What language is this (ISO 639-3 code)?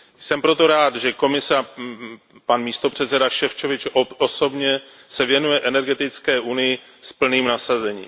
ces